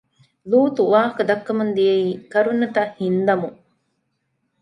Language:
Divehi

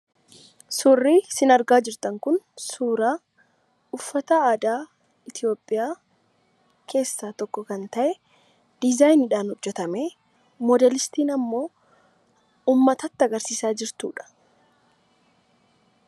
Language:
Oromo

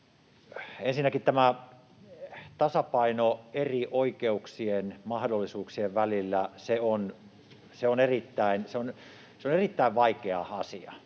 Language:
Finnish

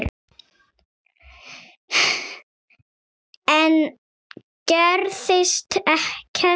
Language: Icelandic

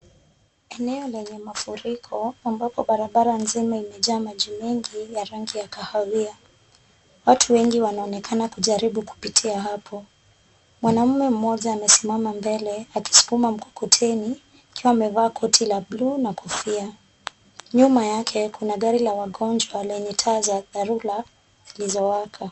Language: Swahili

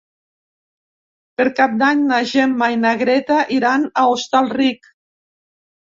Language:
Catalan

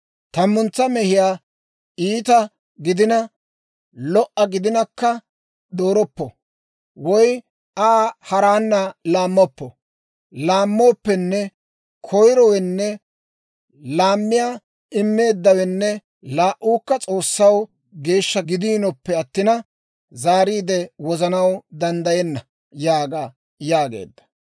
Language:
Dawro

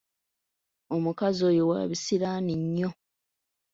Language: Ganda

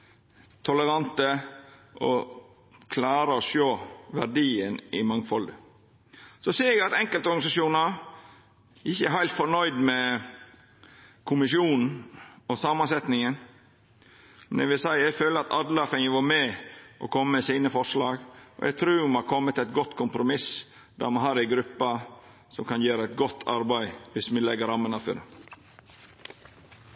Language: Norwegian Nynorsk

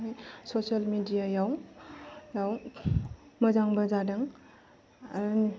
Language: Bodo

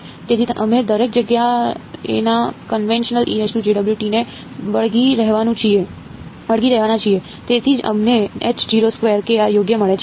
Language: Gujarati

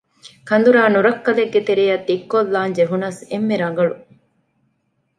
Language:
Divehi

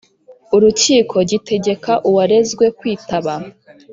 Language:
Kinyarwanda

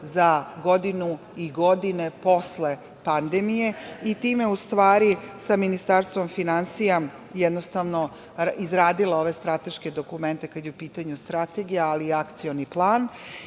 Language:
Serbian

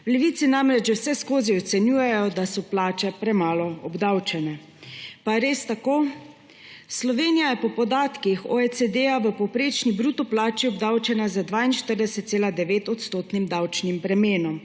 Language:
Slovenian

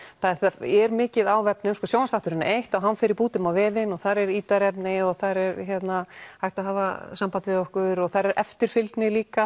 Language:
Icelandic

